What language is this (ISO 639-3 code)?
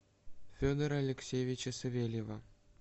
rus